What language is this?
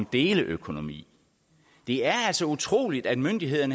Danish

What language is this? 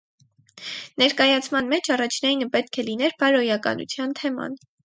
Armenian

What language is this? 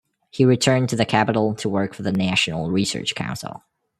English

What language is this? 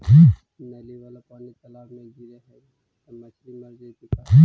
Magahi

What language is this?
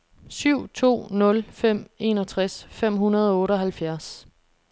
Danish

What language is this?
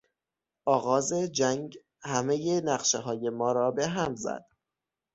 Persian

